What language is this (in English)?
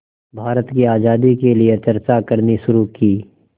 Hindi